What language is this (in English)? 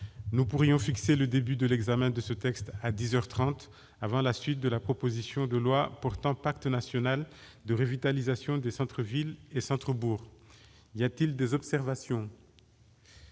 French